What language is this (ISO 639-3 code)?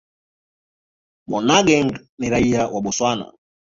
swa